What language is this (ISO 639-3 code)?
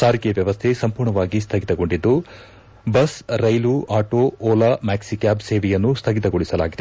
kan